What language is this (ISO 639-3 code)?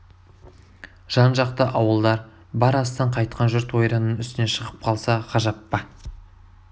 kaz